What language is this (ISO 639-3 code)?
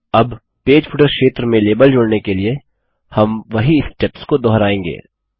hin